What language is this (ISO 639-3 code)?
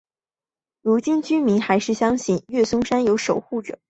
zho